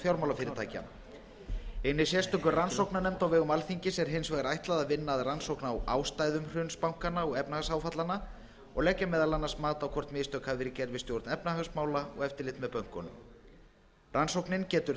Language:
Icelandic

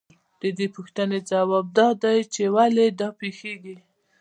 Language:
Pashto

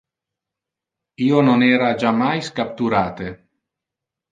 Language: Interlingua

